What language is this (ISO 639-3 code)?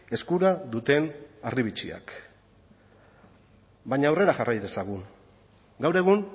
eus